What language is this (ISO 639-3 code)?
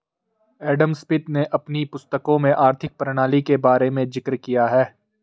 hin